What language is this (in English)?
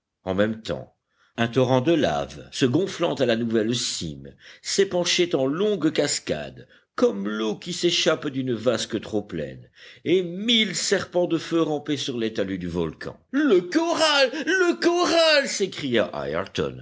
French